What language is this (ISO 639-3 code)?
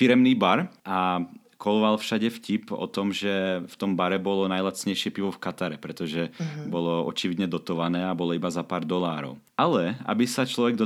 slk